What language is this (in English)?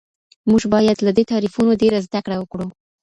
Pashto